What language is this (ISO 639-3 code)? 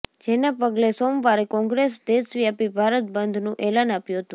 guj